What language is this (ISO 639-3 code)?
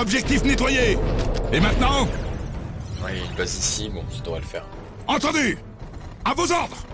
fra